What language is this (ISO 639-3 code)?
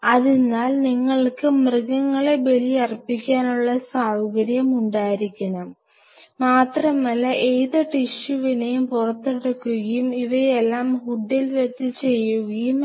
mal